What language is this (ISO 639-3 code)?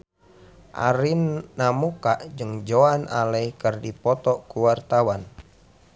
sun